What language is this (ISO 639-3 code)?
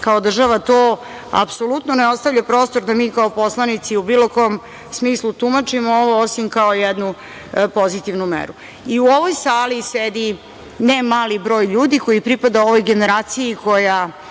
srp